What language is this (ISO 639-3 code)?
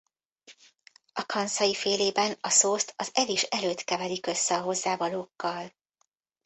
hun